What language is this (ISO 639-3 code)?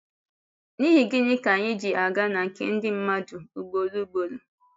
ibo